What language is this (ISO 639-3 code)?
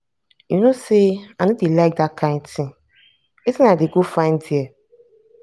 pcm